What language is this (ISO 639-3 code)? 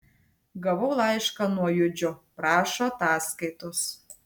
lit